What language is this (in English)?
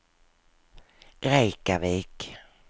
Swedish